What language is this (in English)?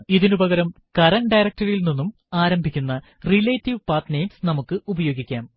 Malayalam